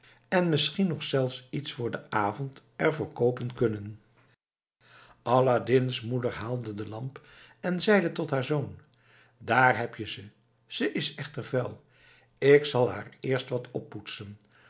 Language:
Dutch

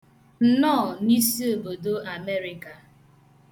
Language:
Igbo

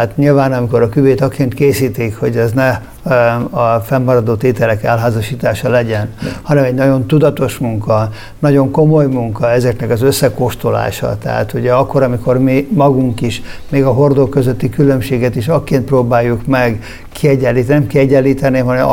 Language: Hungarian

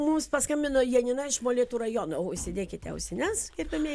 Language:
Lithuanian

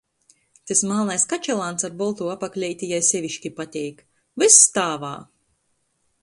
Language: Latgalian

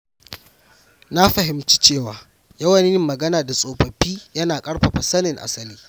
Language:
Hausa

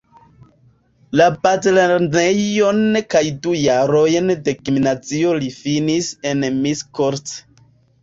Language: Esperanto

